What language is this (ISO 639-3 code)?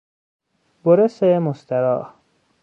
fas